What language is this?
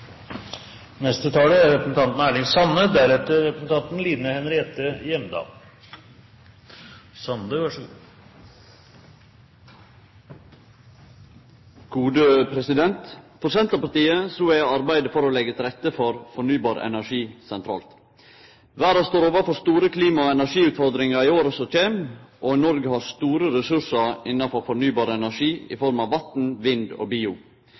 Norwegian Nynorsk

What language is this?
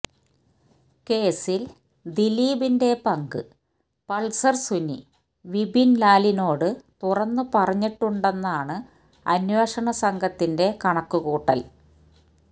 Malayalam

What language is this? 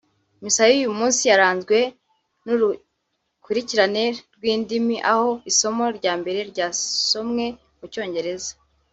Kinyarwanda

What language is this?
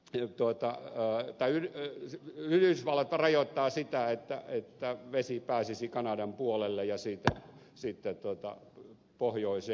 Finnish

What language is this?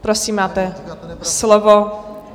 Czech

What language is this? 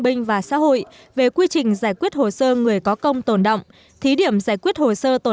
Vietnamese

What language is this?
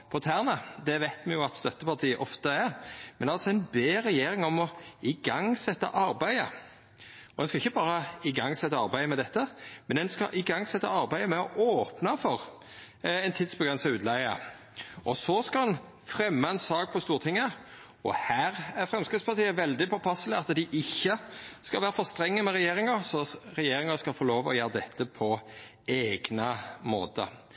Norwegian Nynorsk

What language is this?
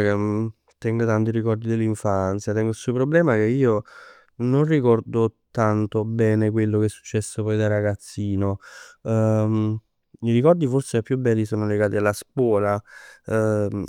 Neapolitan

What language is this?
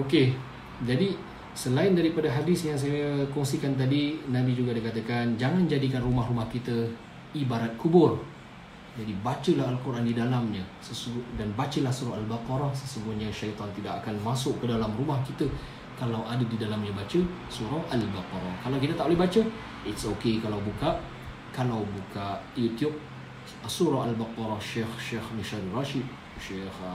Malay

